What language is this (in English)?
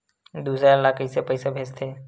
Chhattisgarhi